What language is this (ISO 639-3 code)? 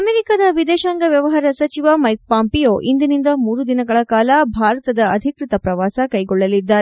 kan